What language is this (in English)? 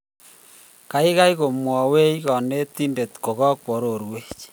Kalenjin